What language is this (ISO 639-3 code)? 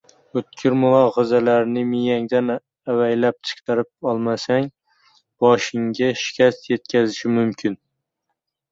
uzb